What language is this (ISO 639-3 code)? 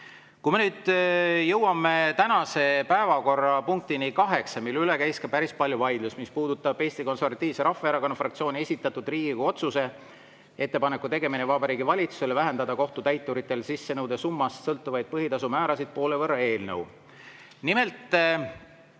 est